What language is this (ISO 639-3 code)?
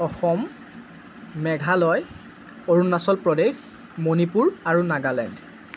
asm